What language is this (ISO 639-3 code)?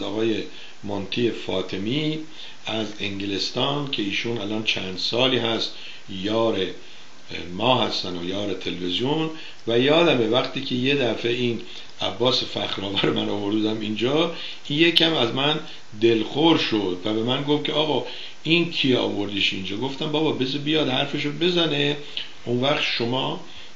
fas